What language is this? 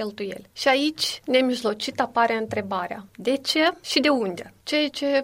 Romanian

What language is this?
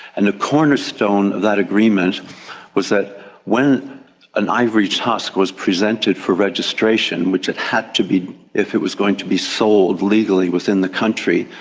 English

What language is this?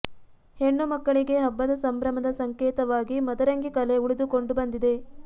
Kannada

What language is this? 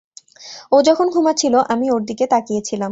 Bangla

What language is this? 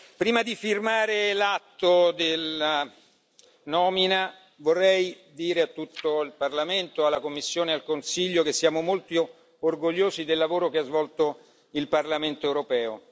Italian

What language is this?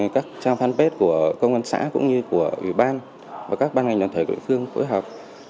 Vietnamese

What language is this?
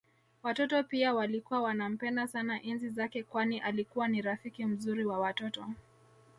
Swahili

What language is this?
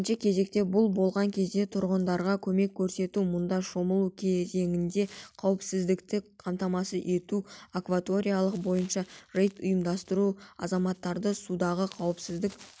Kazakh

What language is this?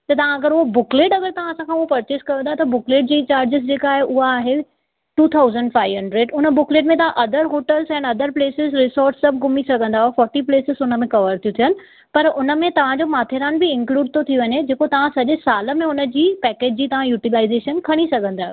Sindhi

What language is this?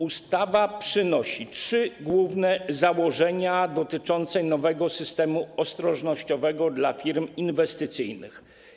Polish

